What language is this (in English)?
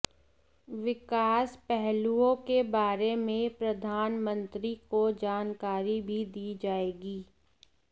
Hindi